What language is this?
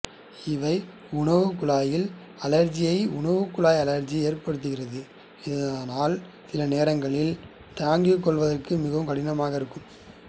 Tamil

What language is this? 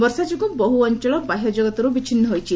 Odia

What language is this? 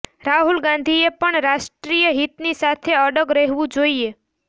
Gujarati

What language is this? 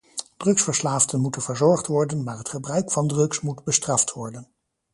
Dutch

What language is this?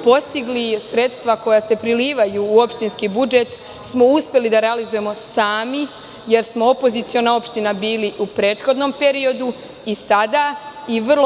Serbian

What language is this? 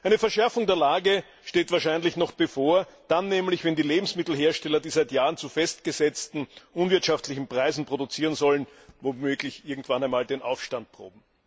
German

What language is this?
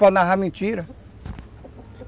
Portuguese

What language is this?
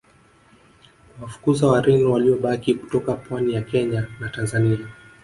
Swahili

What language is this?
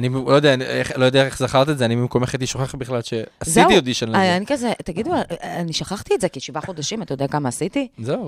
Hebrew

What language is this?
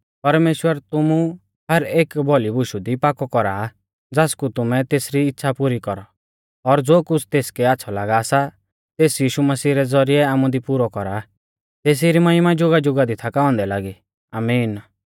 Mahasu Pahari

